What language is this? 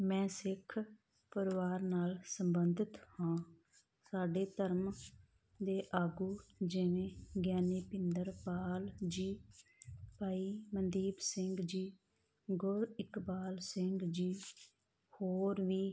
Punjabi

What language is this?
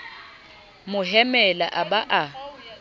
Southern Sotho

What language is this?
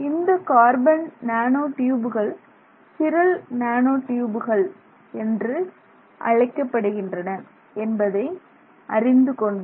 Tamil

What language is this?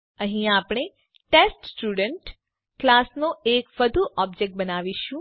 Gujarati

